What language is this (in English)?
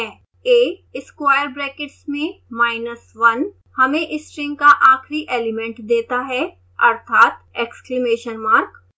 Hindi